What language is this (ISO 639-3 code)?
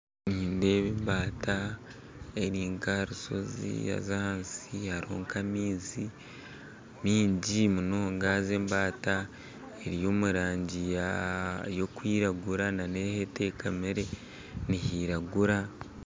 nyn